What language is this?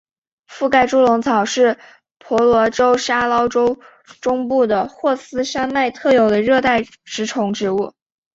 Chinese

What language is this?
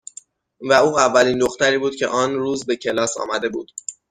Persian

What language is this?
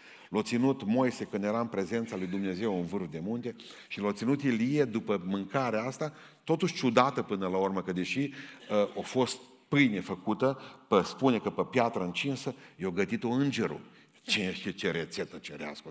Romanian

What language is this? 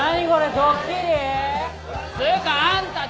Japanese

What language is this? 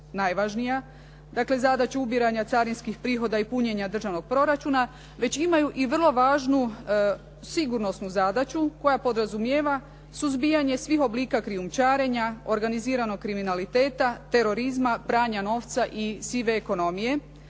Croatian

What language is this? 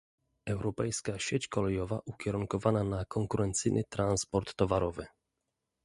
Polish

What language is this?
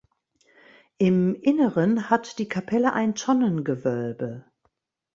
German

